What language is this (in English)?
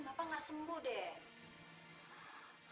Indonesian